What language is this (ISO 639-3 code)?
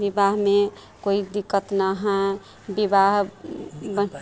mai